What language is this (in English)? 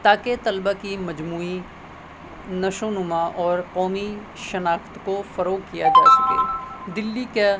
Urdu